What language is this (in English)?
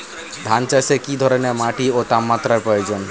Bangla